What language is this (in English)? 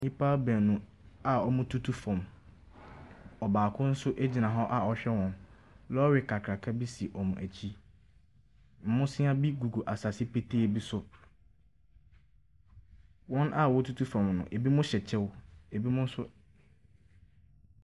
Akan